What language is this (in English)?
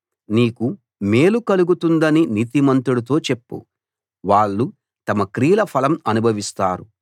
Telugu